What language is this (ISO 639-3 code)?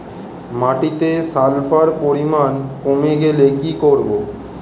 ben